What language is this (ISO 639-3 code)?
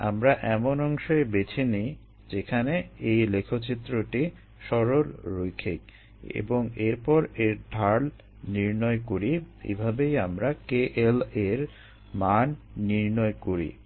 ben